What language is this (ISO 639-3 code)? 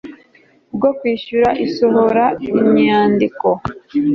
kin